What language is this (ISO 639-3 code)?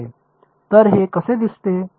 mar